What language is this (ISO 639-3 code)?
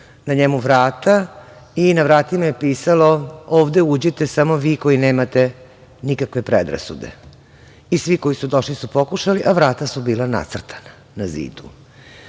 srp